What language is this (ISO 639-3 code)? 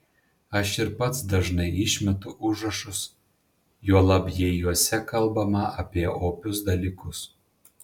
lit